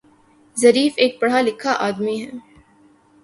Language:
Urdu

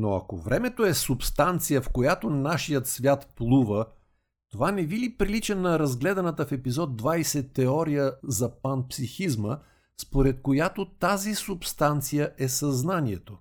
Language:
Bulgarian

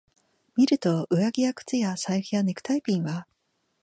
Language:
Japanese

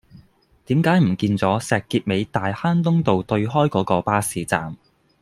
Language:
Cantonese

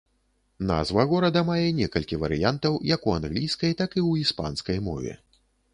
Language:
Belarusian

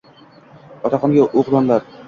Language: Uzbek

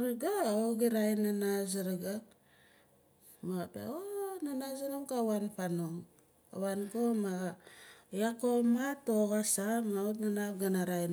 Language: Nalik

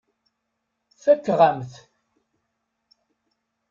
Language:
Kabyle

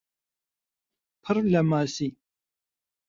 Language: Central Kurdish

